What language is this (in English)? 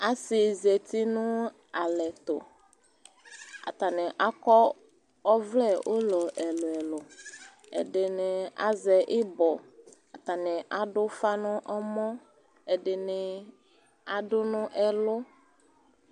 Ikposo